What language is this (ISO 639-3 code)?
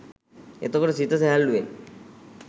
sin